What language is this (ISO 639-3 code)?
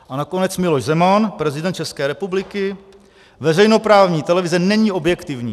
ces